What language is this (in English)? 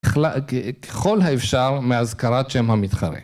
Hebrew